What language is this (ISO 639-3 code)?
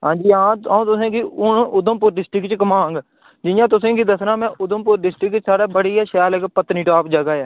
doi